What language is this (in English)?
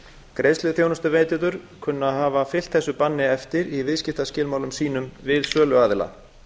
Icelandic